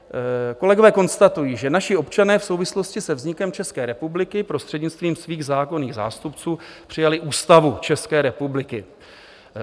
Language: Czech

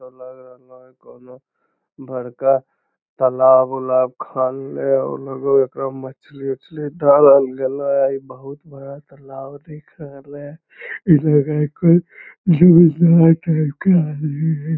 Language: Magahi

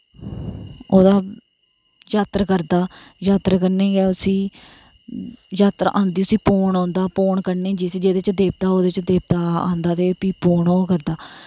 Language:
Dogri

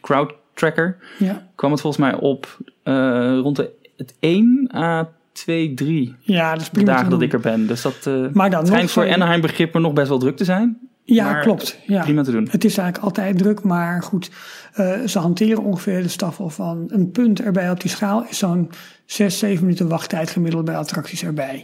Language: Dutch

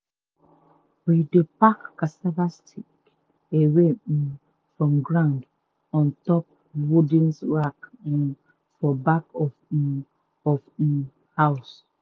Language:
Nigerian Pidgin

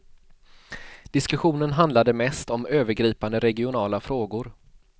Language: Swedish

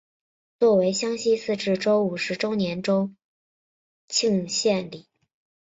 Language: Chinese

